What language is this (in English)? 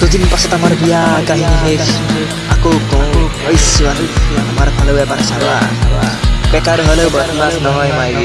Japanese